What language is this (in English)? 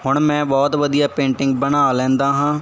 Punjabi